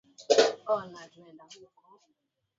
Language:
Swahili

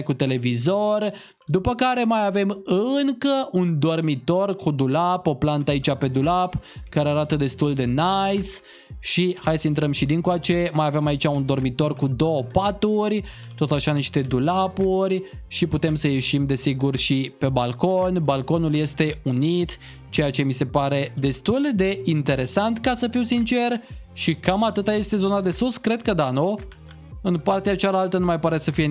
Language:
Romanian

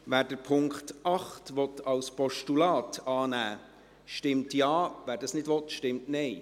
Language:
Swiss German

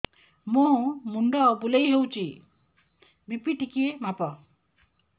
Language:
Odia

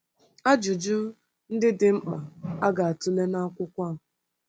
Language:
Igbo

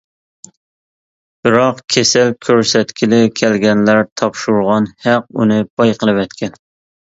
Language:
Uyghur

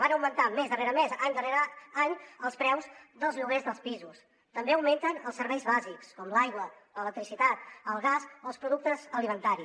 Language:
Catalan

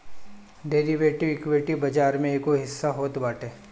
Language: Bhojpuri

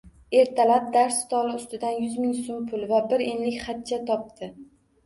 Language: Uzbek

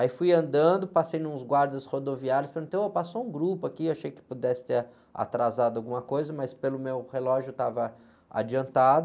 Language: Portuguese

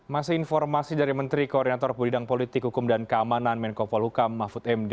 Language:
Indonesian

